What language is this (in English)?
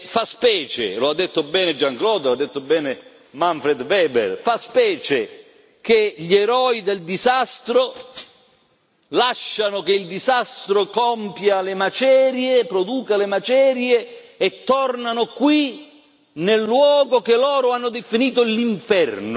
Italian